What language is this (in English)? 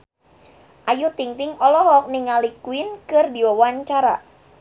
Sundanese